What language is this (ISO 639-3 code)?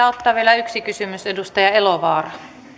fin